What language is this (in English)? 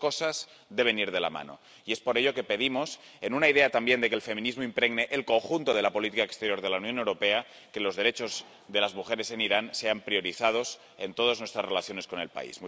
Spanish